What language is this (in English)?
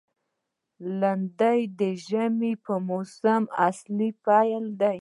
Pashto